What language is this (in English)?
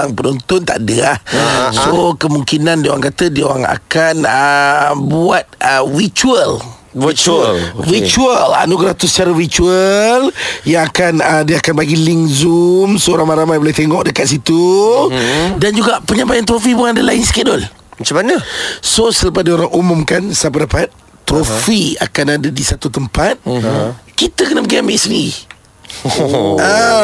Malay